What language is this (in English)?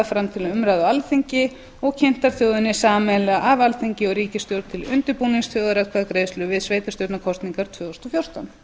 Icelandic